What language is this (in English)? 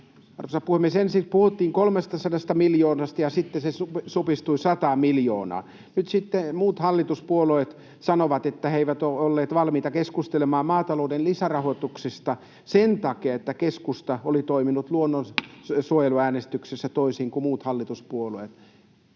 Finnish